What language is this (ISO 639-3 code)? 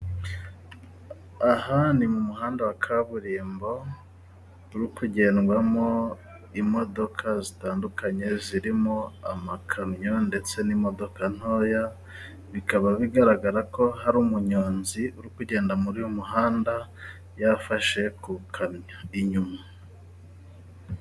kin